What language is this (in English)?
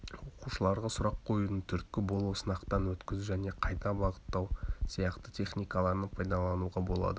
Kazakh